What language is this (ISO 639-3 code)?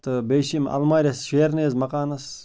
kas